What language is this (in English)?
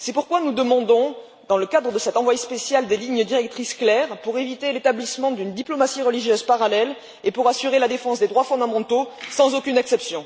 French